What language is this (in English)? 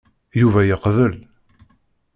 Kabyle